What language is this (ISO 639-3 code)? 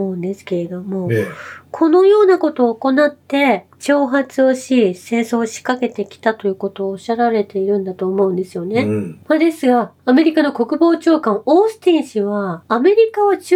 jpn